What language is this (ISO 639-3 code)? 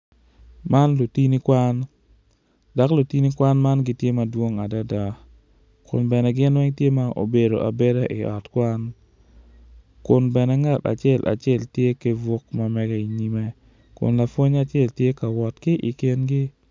ach